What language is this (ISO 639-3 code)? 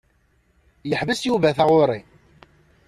kab